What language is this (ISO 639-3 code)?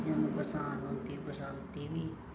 doi